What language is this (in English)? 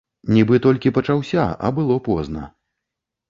Belarusian